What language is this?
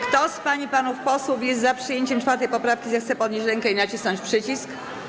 Polish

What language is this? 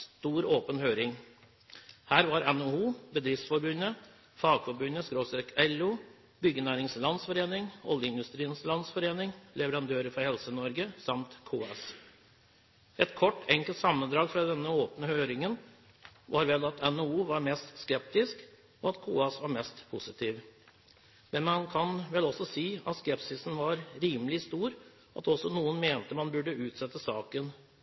Norwegian Bokmål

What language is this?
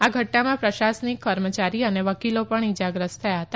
Gujarati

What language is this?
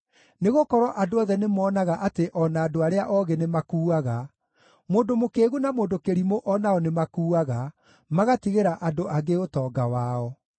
Kikuyu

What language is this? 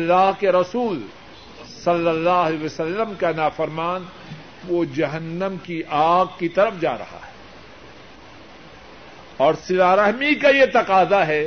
Urdu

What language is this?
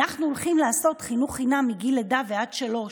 Hebrew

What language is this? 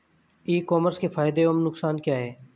Hindi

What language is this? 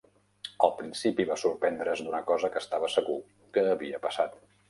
Catalan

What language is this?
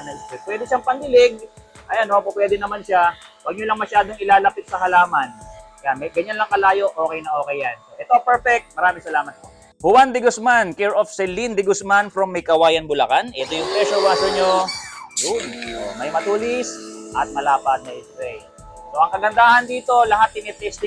Filipino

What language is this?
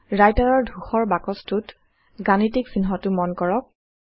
Assamese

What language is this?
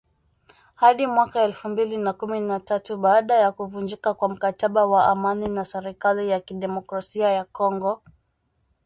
Swahili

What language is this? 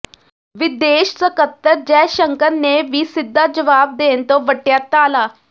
Punjabi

